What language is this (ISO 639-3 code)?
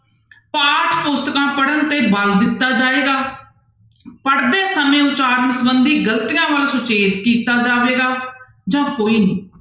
pan